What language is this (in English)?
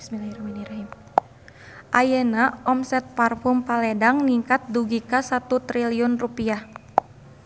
Sundanese